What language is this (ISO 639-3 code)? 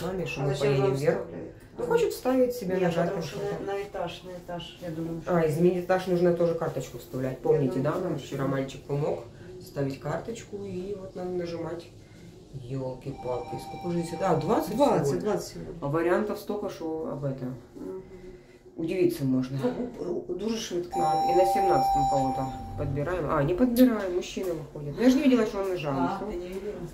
rus